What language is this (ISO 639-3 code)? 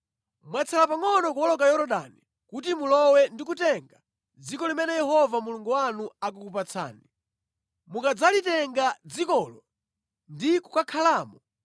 nya